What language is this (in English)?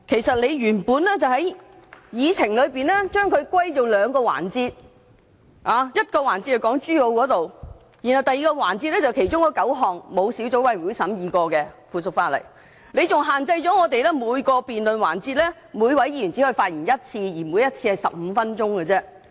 Cantonese